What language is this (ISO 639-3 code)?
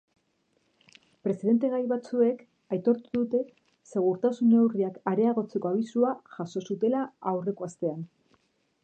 eus